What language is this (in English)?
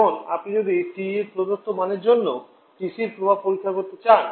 Bangla